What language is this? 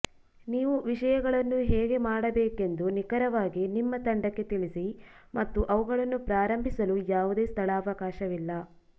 Kannada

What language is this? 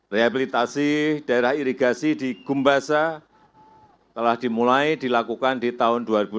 Indonesian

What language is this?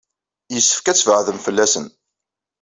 Kabyle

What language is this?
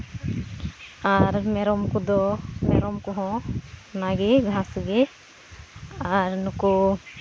Santali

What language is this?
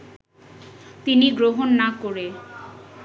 Bangla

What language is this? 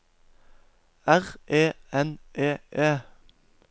Norwegian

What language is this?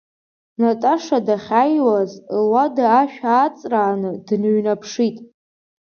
Abkhazian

